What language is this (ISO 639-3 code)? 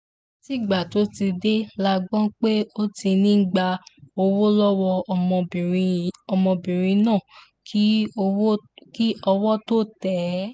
yor